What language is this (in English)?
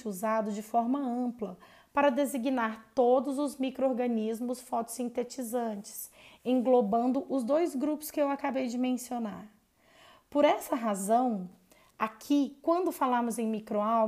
Portuguese